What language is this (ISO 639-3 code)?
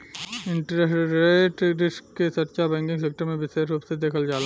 bho